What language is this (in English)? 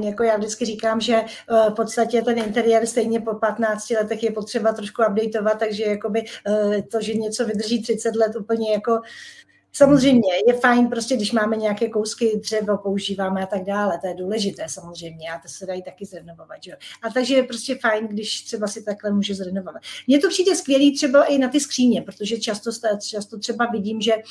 Czech